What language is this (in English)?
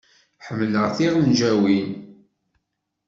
Kabyle